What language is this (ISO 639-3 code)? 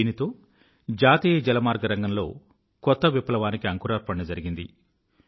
tel